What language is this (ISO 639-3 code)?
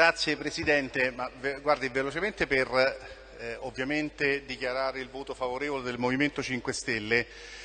ita